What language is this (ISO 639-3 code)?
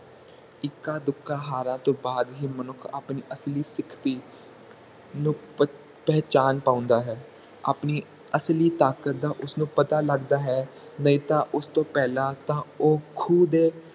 pan